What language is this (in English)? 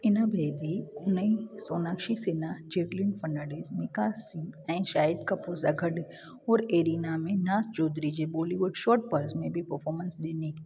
Sindhi